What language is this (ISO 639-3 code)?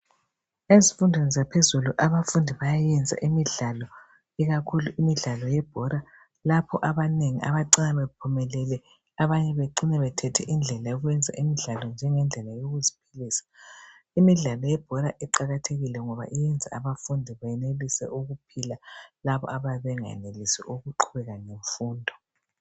nde